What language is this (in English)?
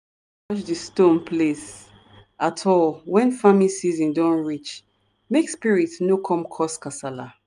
Nigerian Pidgin